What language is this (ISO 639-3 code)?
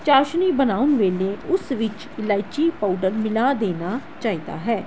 pan